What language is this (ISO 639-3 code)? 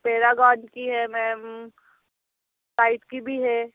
hin